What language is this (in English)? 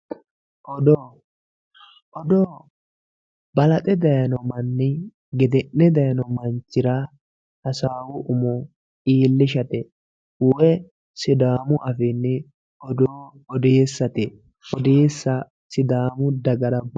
Sidamo